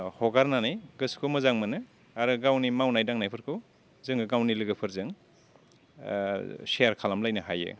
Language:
Bodo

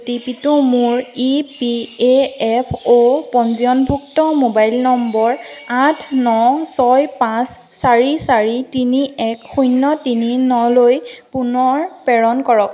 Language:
Assamese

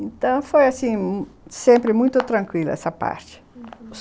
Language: Portuguese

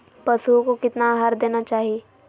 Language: Magahi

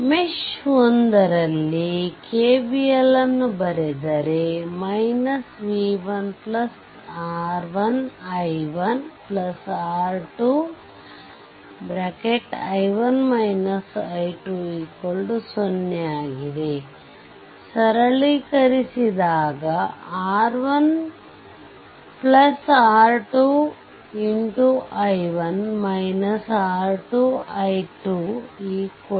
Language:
Kannada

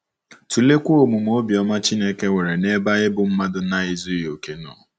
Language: Igbo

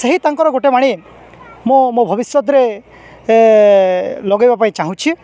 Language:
Odia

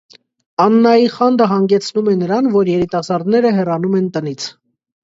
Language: Armenian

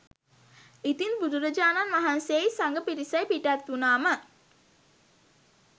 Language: Sinhala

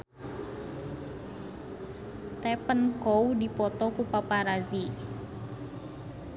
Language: Sundanese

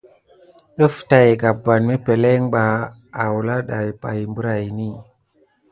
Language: Gidar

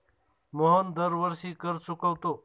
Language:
Marathi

